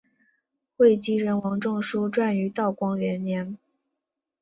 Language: Chinese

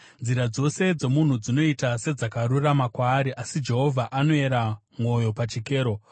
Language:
Shona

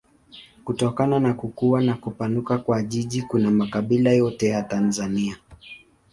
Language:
Swahili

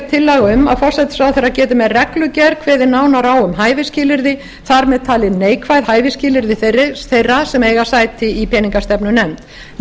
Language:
Icelandic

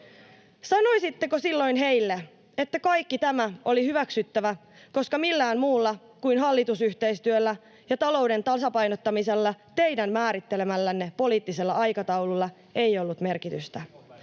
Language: Finnish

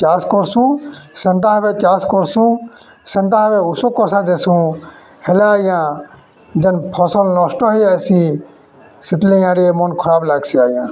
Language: Odia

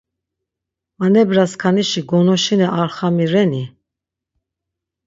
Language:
Laz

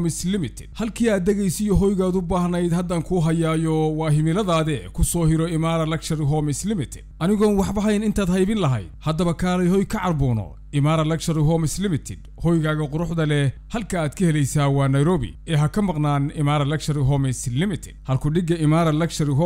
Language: Arabic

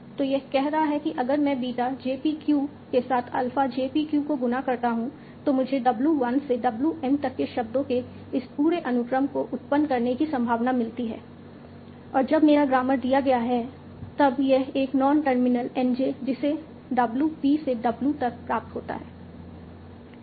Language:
Hindi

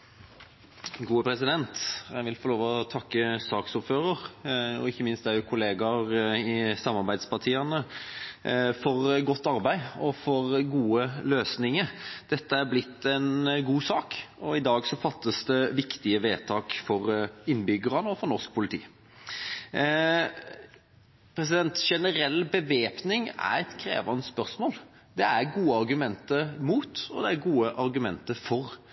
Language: Norwegian Bokmål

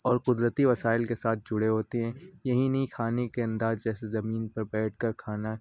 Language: Urdu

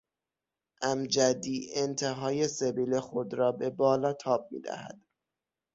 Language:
Persian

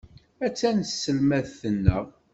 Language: Kabyle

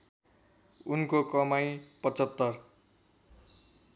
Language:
Nepali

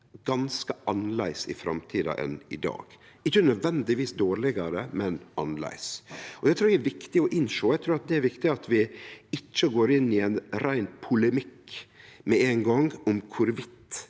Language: Norwegian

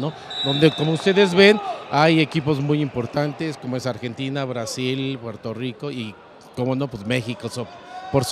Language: Spanish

